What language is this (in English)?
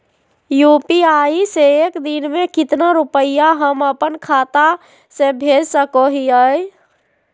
Magahi